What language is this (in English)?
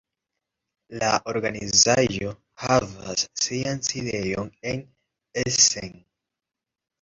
Esperanto